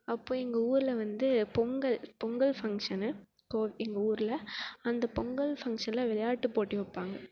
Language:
Tamil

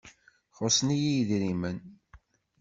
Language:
Kabyle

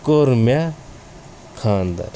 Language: Kashmiri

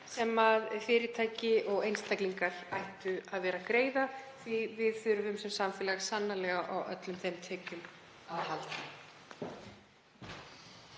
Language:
Icelandic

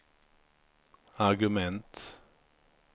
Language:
Swedish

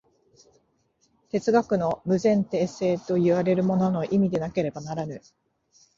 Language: Japanese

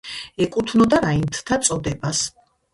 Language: Georgian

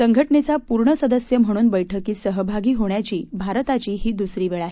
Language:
Marathi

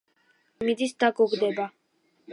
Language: Georgian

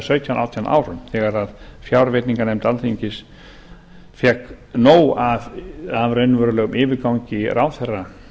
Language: Icelandic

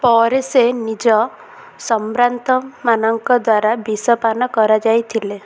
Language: Odia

